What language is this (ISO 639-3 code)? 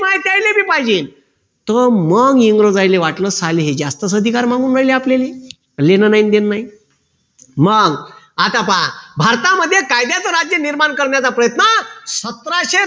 mar